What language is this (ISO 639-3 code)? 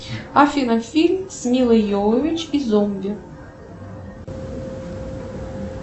rus